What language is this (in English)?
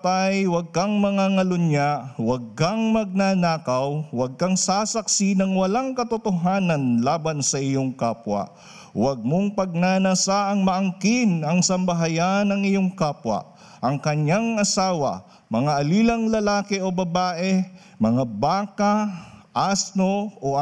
Filipino